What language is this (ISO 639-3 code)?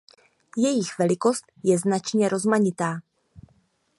ces